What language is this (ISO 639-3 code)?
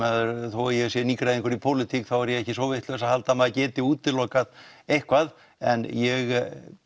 isl